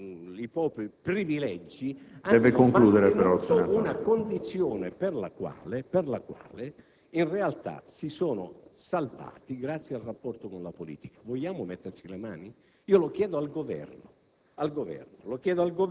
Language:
Italian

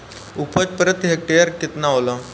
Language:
Bhojpuri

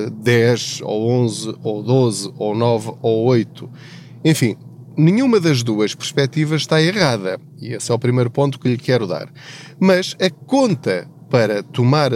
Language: Portuguese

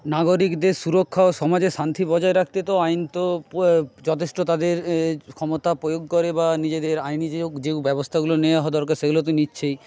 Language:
Bangla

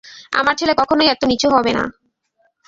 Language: Bangla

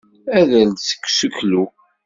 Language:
Kabyle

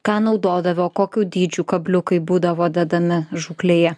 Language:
Lithuanian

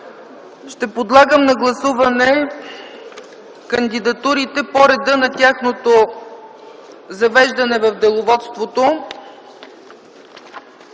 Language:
Bulgarian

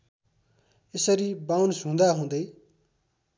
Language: Nepali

